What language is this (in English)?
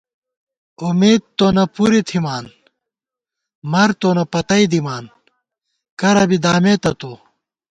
Gawar-Bati